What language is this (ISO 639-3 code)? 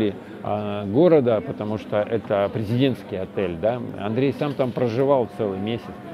rus